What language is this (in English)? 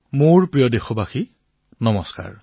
Assamese